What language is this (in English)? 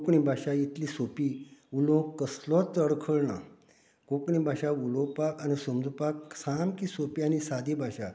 Konkani